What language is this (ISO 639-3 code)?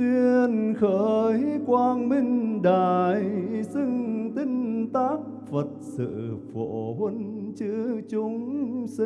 vie